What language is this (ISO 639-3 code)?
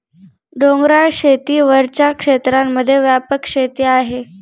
mar